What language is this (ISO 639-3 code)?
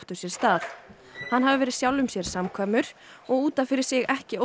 isl